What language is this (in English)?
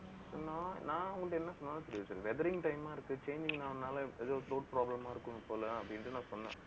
Tamil